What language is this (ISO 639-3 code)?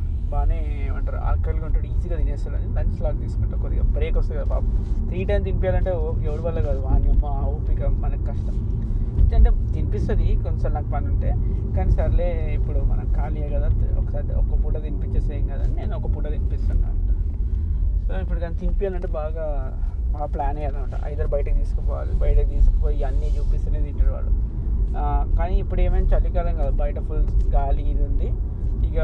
tel